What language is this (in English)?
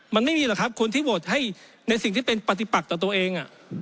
Thai